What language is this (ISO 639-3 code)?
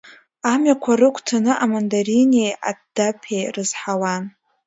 abk